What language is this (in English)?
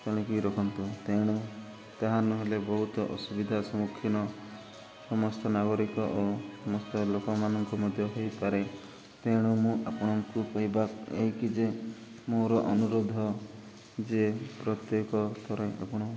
Odia